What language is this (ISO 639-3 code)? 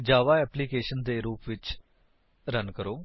pan